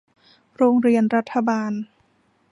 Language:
Thai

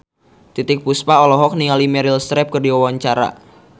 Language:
Sundanese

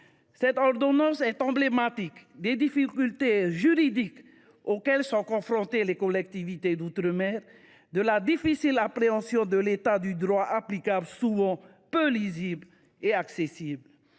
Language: French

